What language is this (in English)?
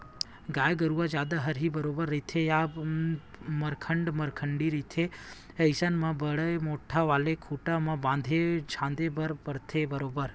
Chhattisgarhi